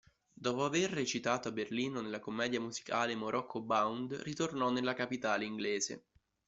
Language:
Italian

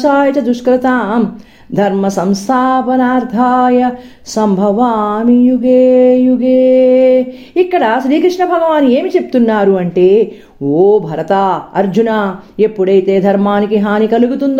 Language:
Telugu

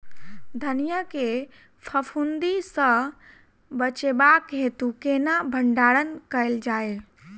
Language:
Maithili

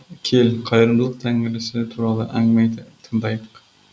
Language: Kazakh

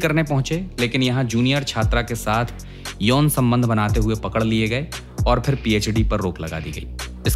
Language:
Hindi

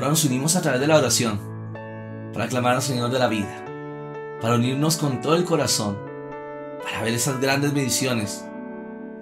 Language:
Spanish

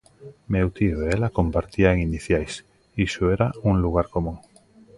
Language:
Galician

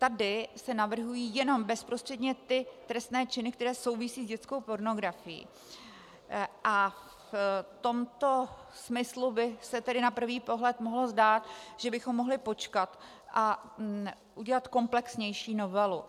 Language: Czech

